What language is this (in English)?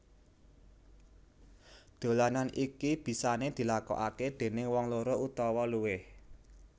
Javanese